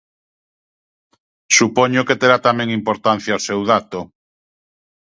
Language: Galician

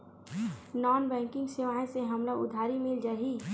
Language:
Chhattisgarhi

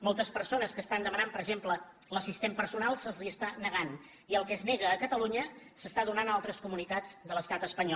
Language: Catalan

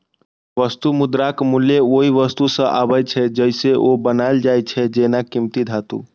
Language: Maithili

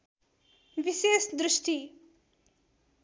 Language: Nepali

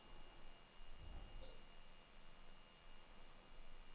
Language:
Danish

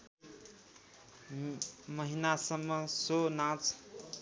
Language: Nepali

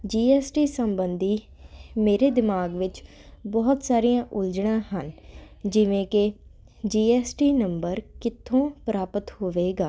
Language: Punjabi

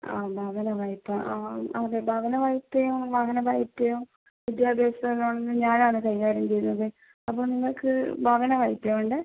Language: Malayalam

